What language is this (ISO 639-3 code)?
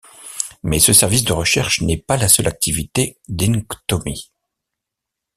fra